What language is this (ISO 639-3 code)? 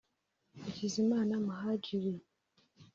kin